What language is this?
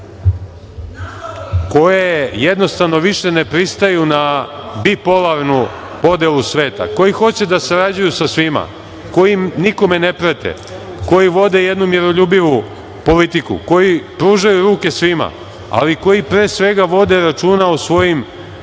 Serbian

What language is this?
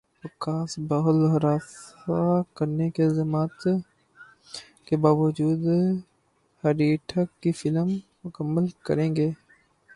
Urdu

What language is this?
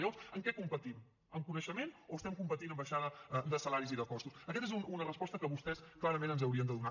Catalan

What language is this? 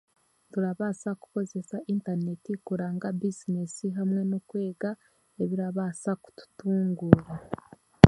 Chiga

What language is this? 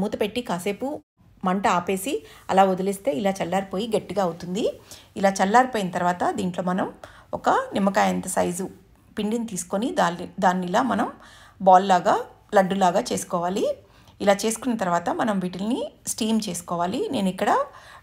Hindi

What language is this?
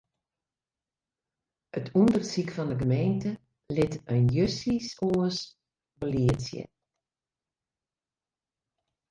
Western Frisian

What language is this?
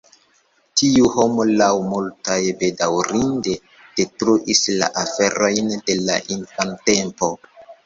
Esperanto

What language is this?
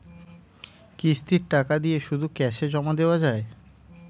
Bangla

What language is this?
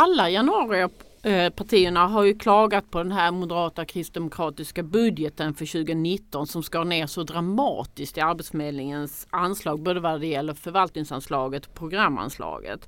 Swedish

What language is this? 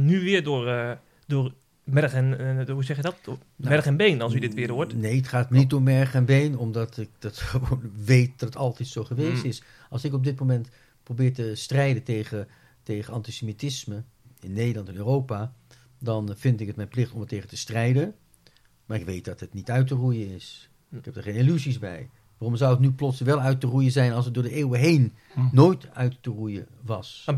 Dutch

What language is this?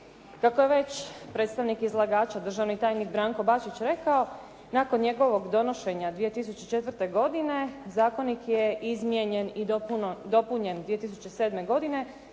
Croatian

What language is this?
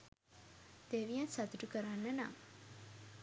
Sinhala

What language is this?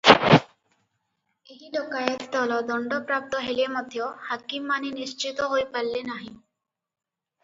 Odia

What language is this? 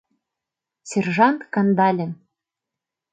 Mari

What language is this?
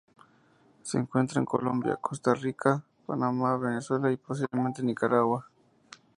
Spanish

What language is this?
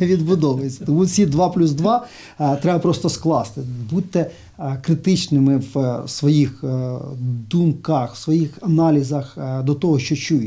Ukrainian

